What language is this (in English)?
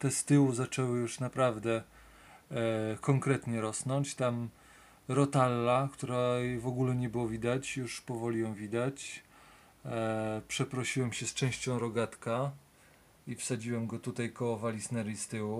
Polish